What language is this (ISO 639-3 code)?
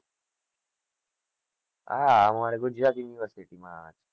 guj